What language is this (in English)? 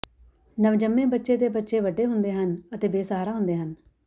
Punjabi